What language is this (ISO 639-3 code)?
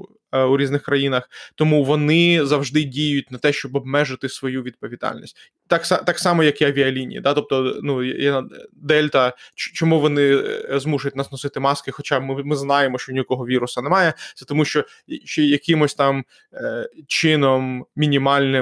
ukr